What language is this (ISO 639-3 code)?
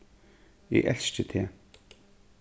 fao